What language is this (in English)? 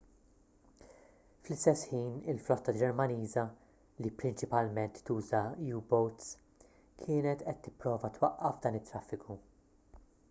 Maltese